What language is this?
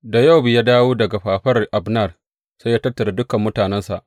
Hausa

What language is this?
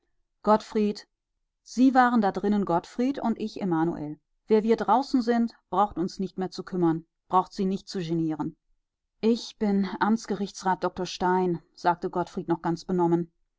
German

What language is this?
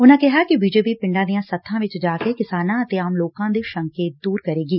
Punjabi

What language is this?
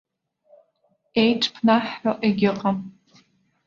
Abkhazian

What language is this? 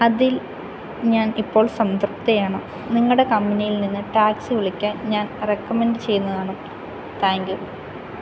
Malayalam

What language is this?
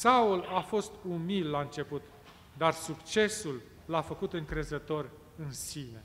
Romanian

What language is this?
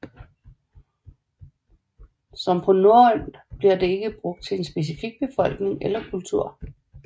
Danish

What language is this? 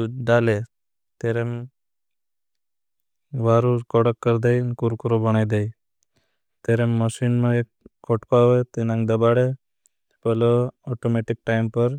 Bhili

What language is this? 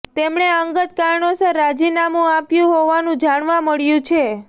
Gujarati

